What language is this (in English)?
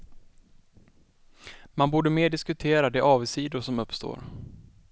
Swedish